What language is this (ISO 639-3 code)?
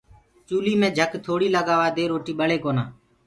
ggg